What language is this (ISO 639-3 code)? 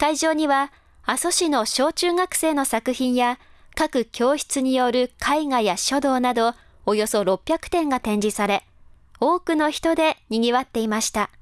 jpn